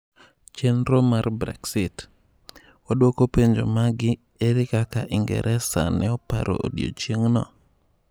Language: Luo (Kenya and Tanzania)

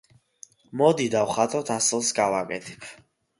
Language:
Georgian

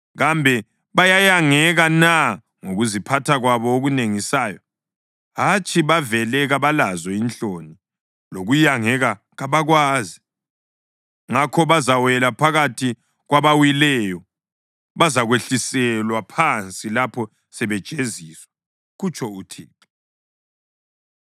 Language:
North Ndebele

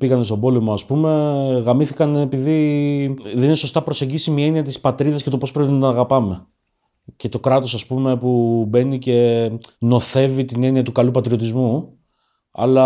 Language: Greek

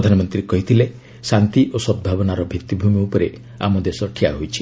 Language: Odia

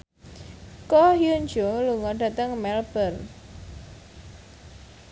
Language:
Javanese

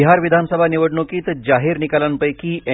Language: Marathi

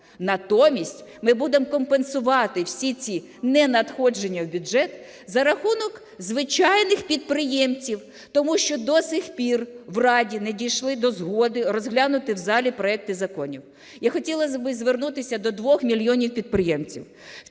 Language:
Ukrainian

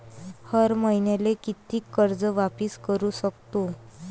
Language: Marathi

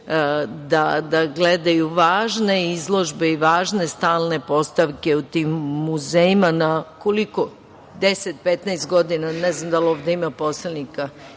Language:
Serbian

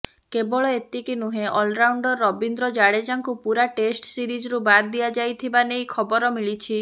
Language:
Odia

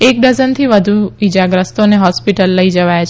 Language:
Gujarati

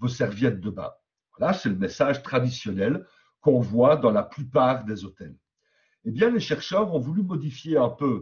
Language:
French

